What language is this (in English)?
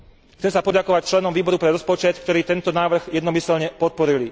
Slovak